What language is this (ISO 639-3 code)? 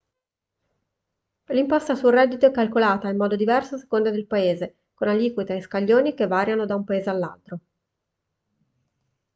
ita